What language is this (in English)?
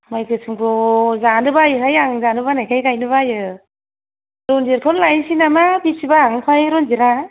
Bodo